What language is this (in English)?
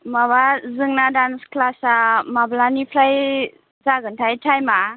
Bodo